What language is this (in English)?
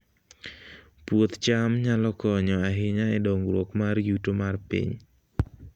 Luo (Kenya and Tanzania)